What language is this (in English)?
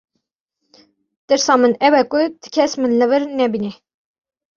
Kurdish